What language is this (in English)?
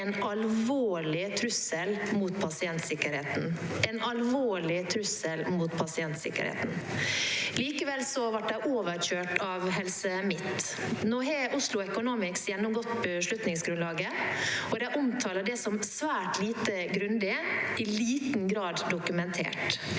Norwegian